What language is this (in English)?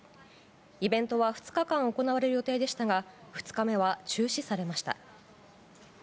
Japanese